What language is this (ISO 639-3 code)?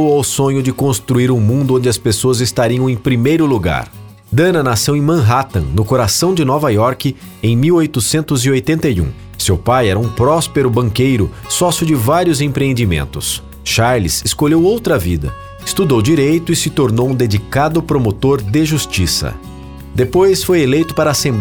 por